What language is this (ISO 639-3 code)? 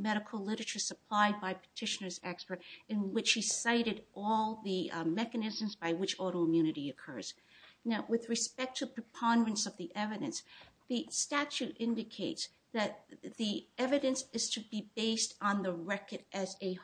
eng